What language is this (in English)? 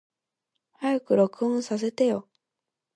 Japanese